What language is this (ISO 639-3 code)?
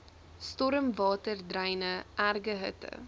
afr